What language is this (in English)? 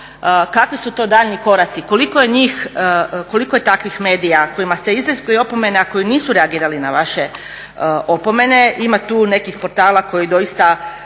Croatian